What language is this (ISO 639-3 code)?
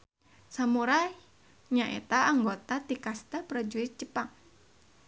sun